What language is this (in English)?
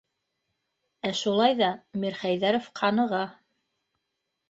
Bashkir